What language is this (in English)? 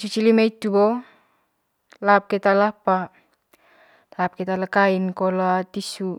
Manggarai